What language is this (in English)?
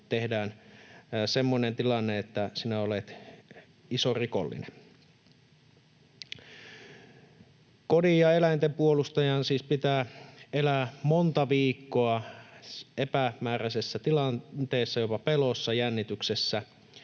Finnish